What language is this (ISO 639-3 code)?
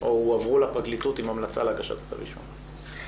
heb